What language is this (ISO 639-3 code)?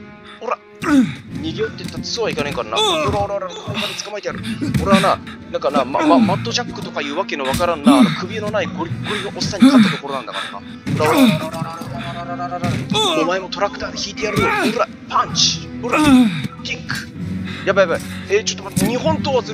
jpn